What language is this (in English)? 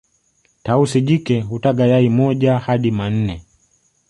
Swahili